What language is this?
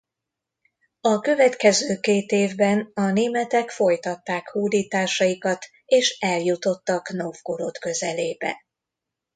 Hungarian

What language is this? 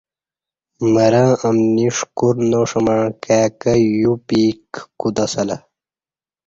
Kati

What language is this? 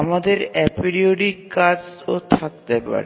Bangla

